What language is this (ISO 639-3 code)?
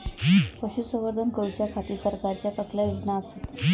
mar